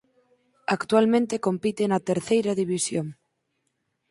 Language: Galician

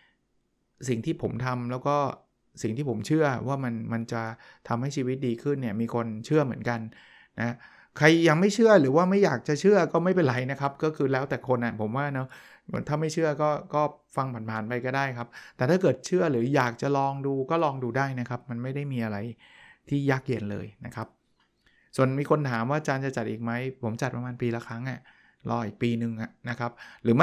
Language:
Thai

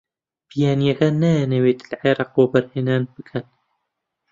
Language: Central Kurdish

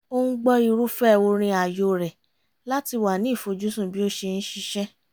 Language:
Yoruba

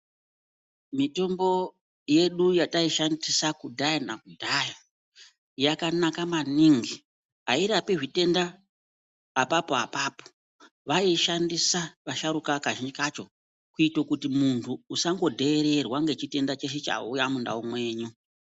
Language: Ndau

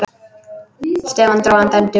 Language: Icelandic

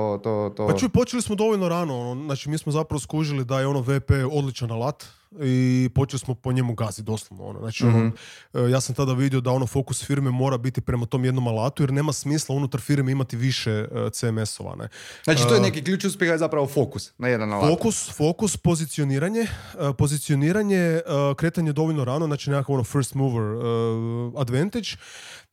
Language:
Croatian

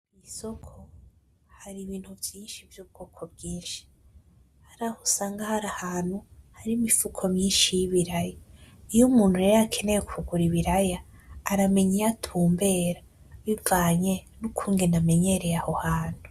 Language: Rundi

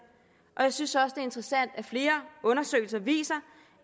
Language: Danish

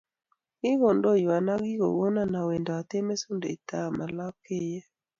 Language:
Kalenjin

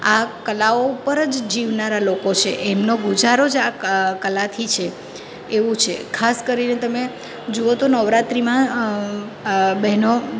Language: Gujarati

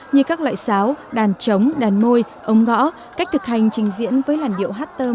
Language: Vietnamese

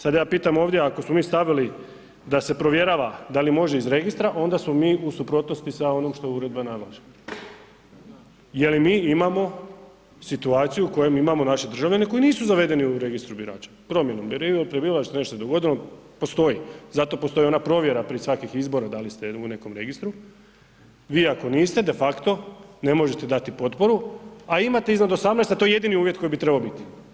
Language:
Croatian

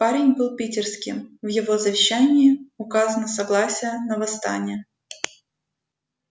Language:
Russian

